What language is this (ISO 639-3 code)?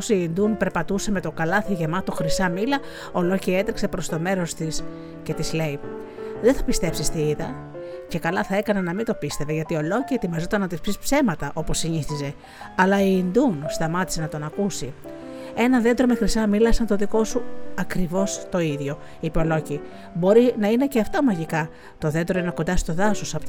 ell